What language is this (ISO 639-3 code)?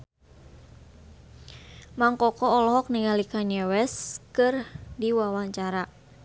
sun